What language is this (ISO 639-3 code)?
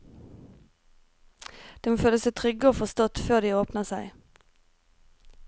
nor